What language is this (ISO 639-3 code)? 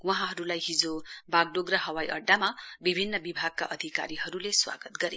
nep